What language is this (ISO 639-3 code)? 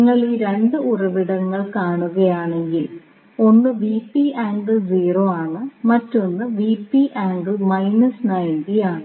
mal